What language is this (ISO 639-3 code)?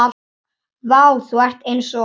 isl